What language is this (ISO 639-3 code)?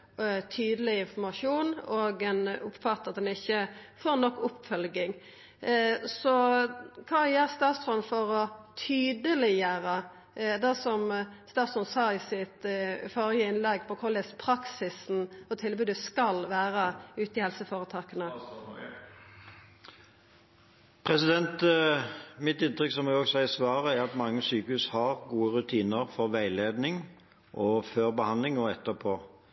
nor